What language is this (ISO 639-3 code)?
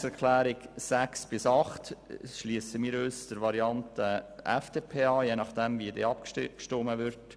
gsw